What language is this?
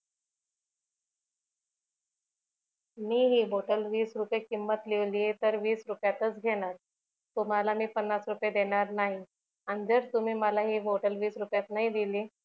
Marathi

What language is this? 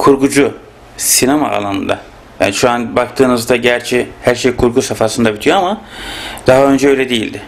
Turkish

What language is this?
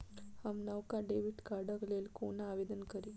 Maithili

